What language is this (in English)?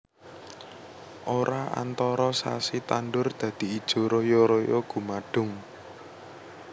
Javanese